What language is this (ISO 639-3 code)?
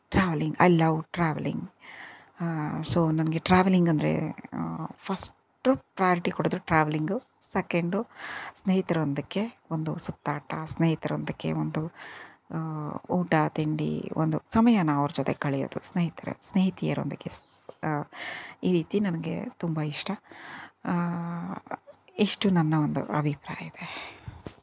kan